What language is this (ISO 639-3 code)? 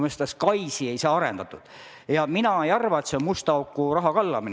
est